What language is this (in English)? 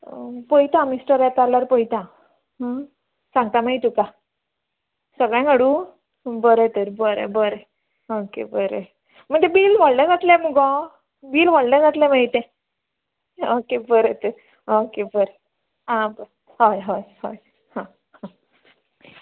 Konkani